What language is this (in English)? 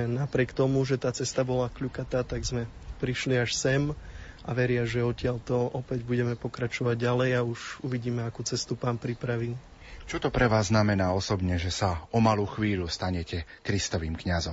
Slovak